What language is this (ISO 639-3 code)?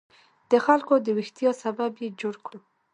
pus